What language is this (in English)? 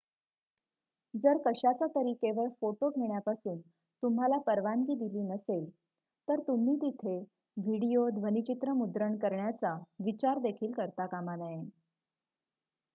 Marathi